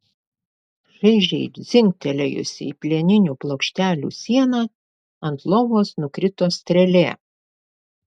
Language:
Lithuanian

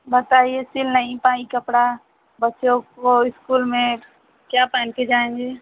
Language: Hindi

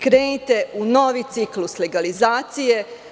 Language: Serbian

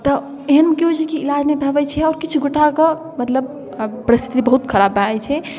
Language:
Maithili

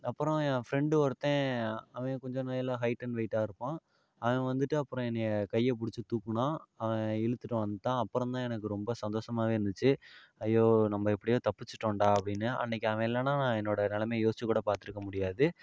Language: Tamil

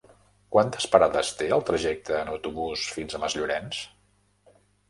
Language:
Catalan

